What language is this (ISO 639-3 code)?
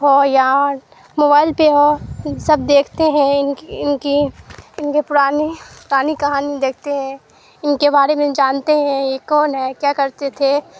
urd